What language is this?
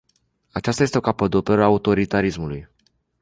Romanian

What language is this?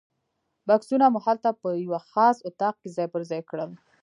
Pashto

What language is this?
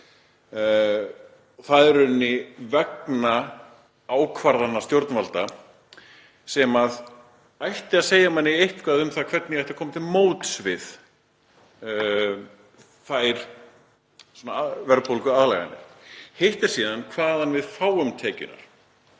Icelandic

